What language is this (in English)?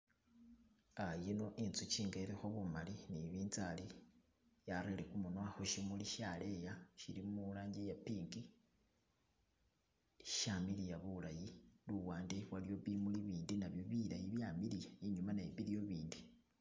Masaaba